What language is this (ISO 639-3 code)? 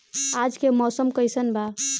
bho